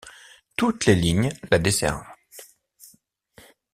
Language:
French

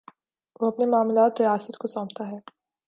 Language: Urdu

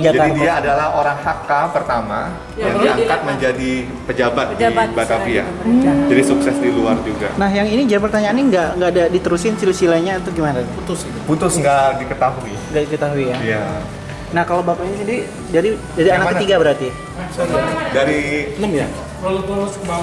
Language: Indonesian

